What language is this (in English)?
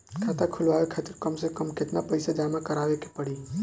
Bhojpuri